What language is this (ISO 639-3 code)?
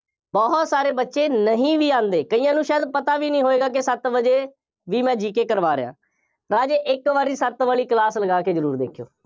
pan